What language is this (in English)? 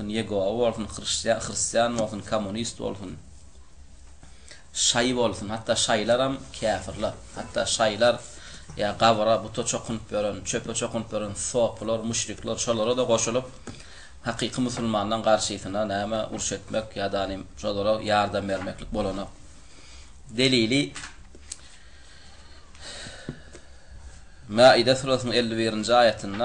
Arabic